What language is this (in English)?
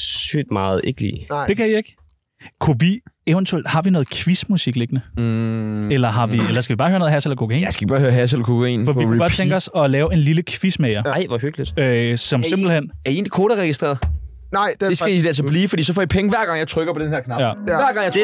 Danish